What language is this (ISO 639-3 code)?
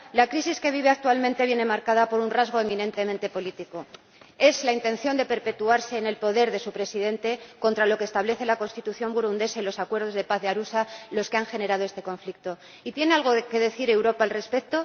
spa